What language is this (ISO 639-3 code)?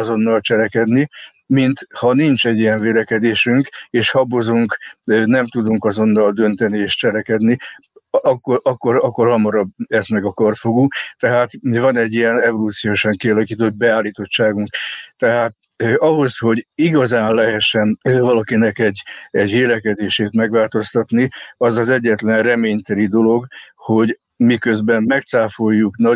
hun